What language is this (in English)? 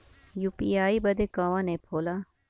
Bhojpuri